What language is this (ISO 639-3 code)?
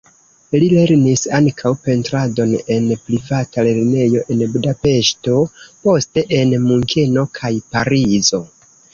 epo